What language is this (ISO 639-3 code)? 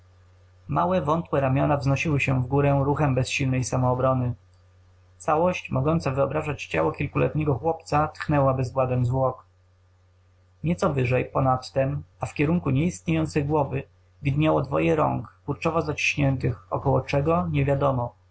pol